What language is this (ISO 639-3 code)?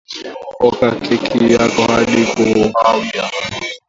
swa